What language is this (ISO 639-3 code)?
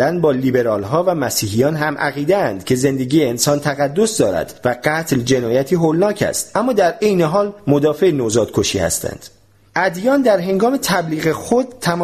fas